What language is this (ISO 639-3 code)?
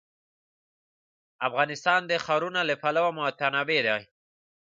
pus